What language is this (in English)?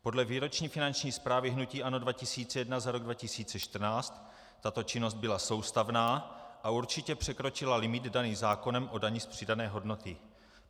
Czech